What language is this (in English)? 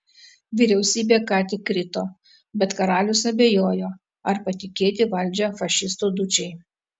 Lithuanian